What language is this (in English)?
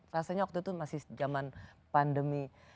Indonesian